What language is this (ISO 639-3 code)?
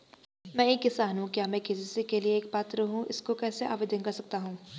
hin